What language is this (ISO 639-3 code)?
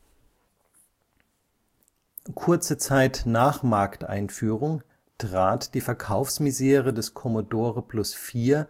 deu